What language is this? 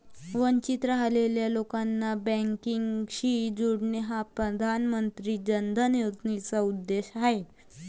Marathi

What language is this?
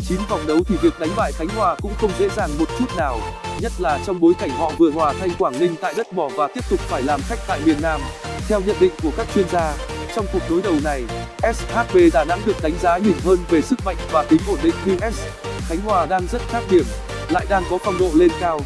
Vietnamese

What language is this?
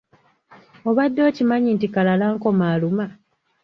Ganda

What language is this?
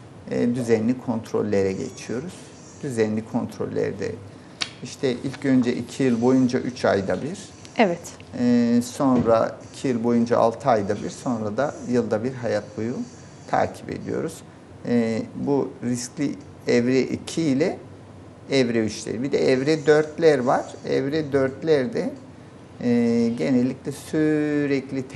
Turkish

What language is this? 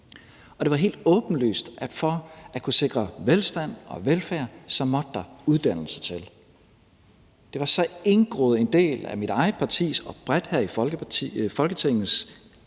Danish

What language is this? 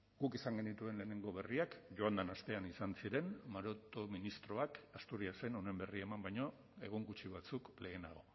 Basque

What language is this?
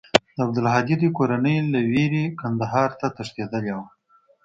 Pashto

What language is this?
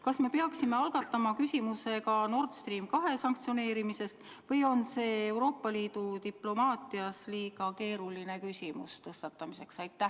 Estonian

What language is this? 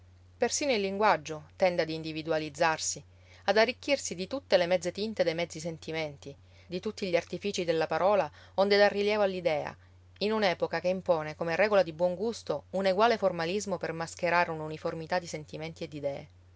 Italian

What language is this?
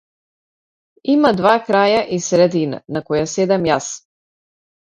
Macedonian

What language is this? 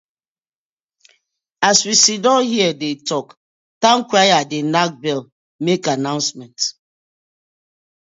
Nigerian Pidgin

